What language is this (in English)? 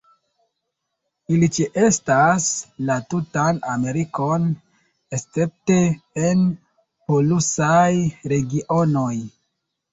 Esperanto